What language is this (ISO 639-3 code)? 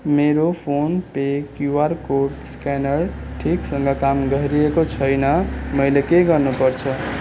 nep